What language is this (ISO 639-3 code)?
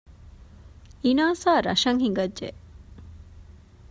div